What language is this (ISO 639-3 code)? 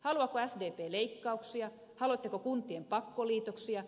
fin